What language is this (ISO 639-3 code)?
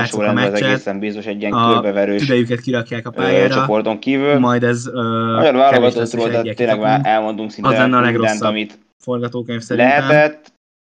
hun